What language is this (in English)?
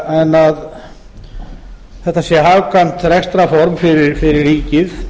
Icelandic